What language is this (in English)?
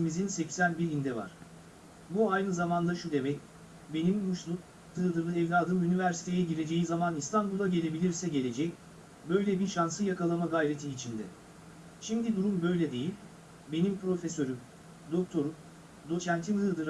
Turkish